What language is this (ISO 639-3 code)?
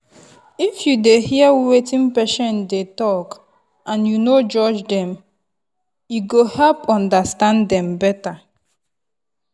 pcm